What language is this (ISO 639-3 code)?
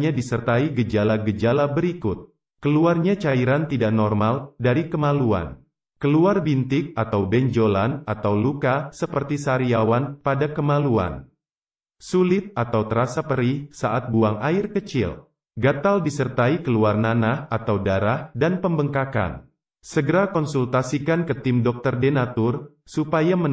ind